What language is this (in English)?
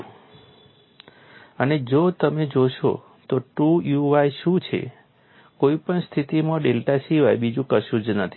Gujarati